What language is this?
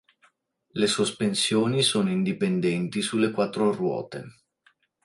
Italian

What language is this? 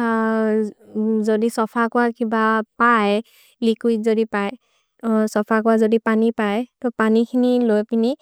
Maria (India)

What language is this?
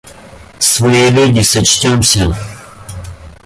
Russian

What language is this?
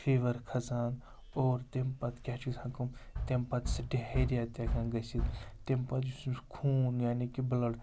Kashmiri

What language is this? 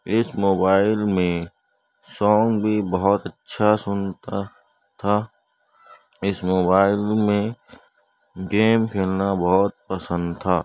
Urdu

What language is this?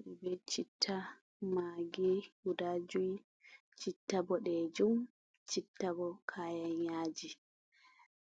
Fula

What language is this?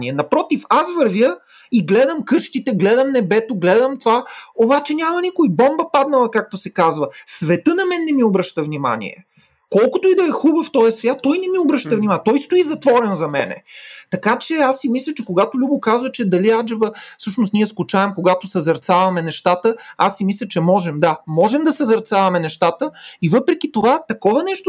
Bulgarian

